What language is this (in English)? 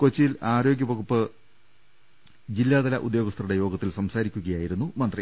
Malayalam